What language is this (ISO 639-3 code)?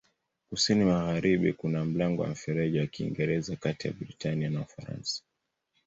swa